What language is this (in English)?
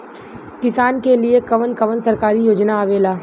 Bhojpuri